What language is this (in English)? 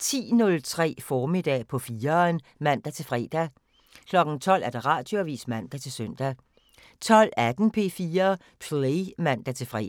Danish